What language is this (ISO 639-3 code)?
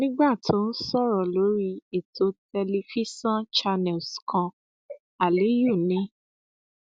yor